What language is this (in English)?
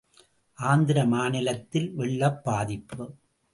Tamil